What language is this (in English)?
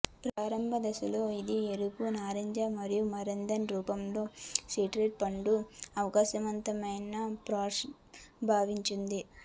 Telugu